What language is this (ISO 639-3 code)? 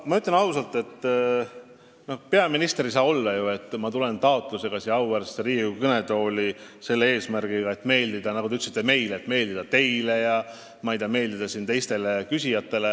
est